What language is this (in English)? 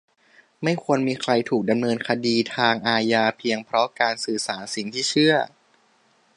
Thai